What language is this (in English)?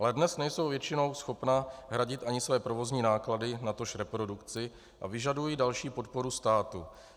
Czech